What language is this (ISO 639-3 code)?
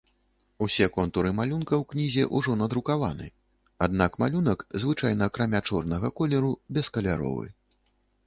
bel